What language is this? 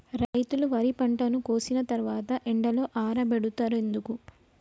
Telugu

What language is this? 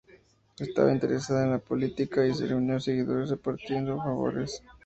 Spanish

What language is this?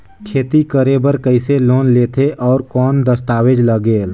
Chhattisgarhi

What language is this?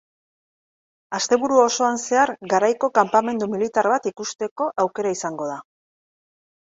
Basque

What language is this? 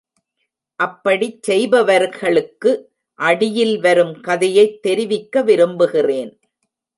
Tamil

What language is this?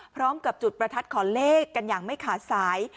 Thai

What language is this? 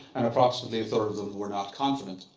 English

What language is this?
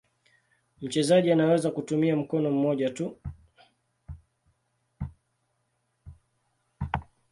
Swahili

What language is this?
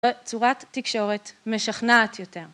Hebrew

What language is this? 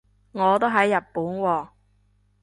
Cantonese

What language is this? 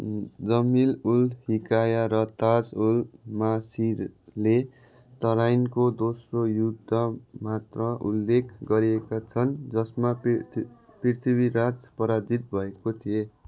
Nepali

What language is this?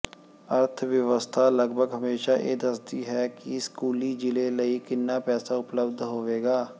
Punjabi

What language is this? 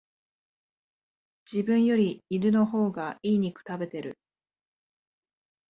Japanese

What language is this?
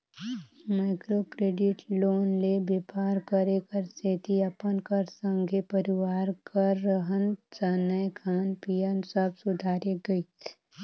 Chhattisgarhi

